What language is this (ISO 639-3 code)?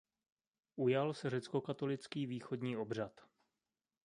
ces